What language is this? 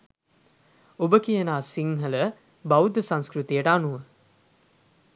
Sinhala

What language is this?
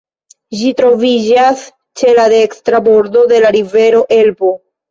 Esperanto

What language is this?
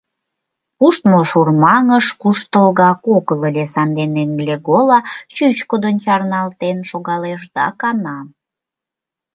Mari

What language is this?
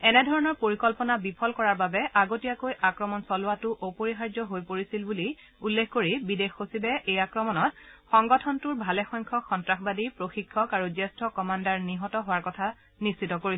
Assamese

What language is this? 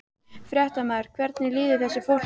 Icelandic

